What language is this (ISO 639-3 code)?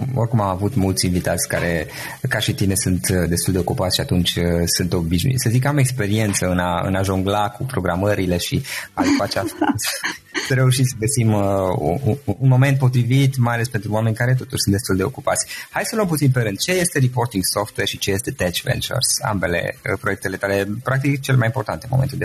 ron